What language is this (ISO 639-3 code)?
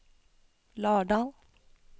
nor